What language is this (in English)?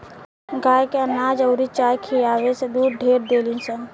Bhojpuri